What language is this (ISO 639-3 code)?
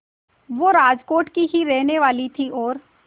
hin